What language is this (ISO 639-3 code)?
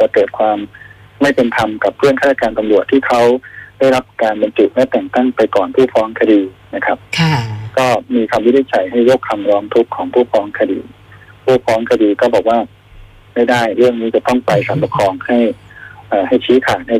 tha